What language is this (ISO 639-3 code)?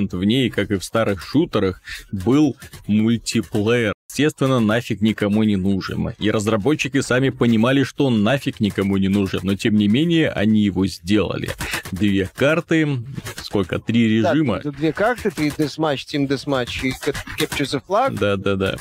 rus